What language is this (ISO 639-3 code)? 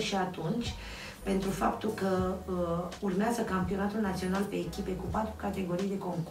ron